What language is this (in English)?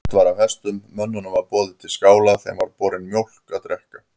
Icelandic